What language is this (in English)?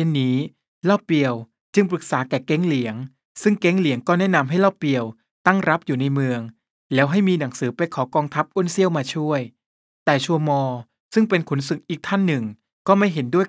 Thai